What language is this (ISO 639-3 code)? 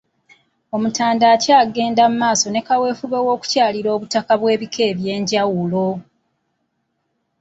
lug